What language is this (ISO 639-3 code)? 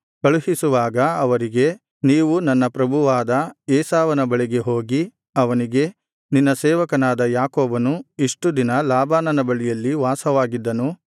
kan